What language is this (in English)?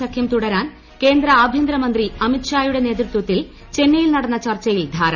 Malayalam